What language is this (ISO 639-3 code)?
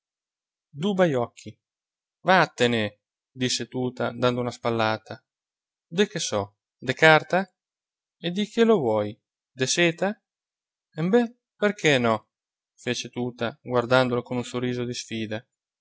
ita